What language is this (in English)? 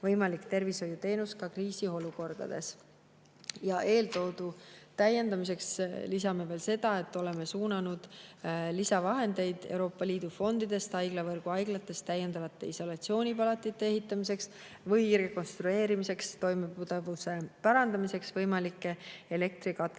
Estonian